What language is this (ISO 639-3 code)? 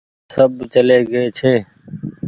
gig